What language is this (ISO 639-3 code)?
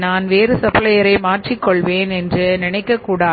tam